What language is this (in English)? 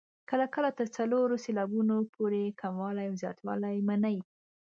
Pashto